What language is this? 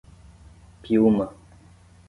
Portuguese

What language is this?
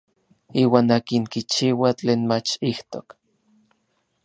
Orizaba Nahuatl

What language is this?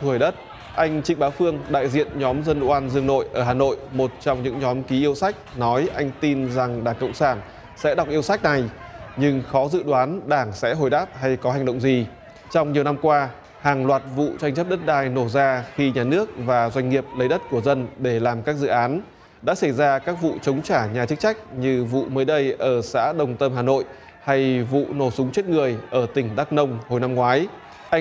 Vietnamese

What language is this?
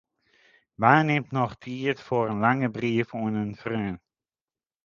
Western Frisian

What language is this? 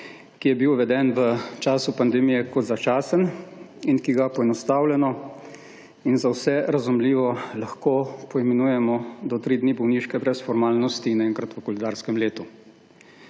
Slovenian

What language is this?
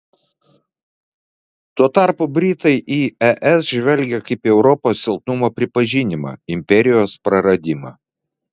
Lithuanian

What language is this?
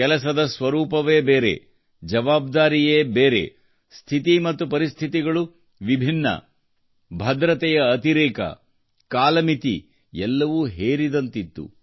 Kannada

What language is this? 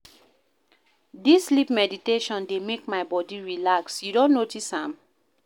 Nigerian Pidgin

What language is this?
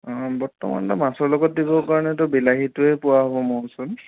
Assamese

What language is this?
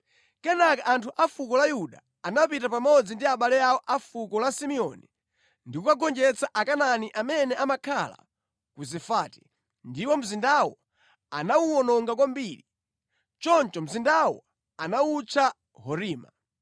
Nyanja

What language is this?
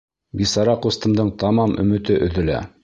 Bashkir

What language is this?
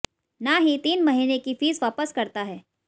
Hindi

